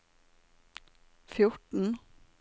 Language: Norwegian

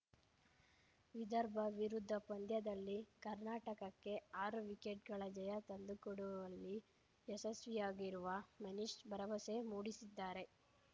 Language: Kannada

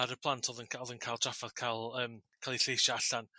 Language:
Welsh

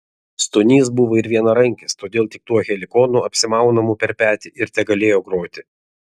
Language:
Lithuanian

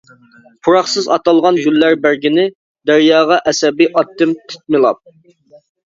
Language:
Uyghur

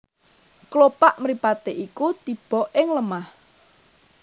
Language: Javanese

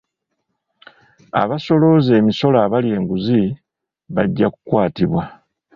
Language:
Ganda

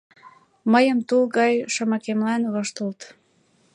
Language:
Mari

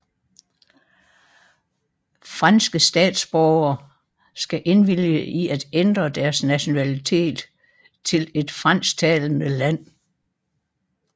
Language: Danish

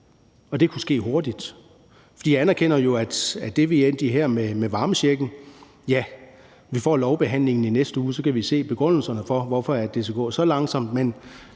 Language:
Danish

